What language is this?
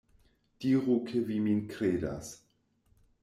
Esperanto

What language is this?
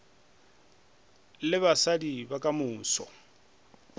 Northern Sotho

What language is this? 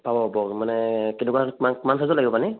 Assamese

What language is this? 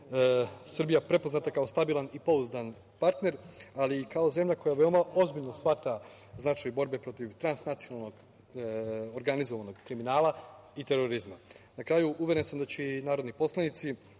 Serbian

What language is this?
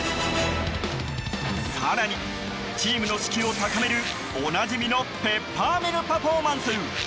Japanese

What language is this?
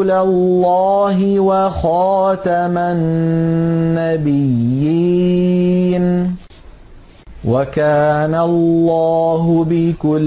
Arabic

